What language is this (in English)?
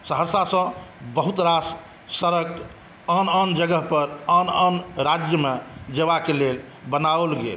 Maithili